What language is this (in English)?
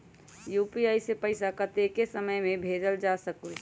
Magahi